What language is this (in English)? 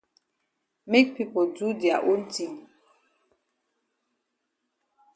Cameroon Pidgin